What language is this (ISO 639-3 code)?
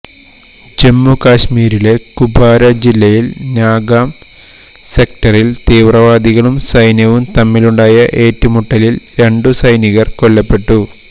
mal